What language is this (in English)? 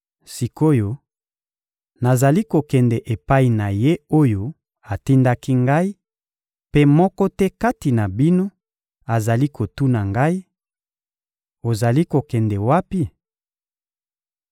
Lingala